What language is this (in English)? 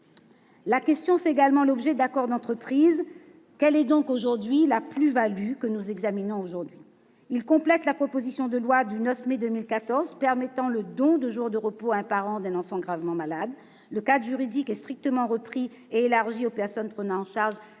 French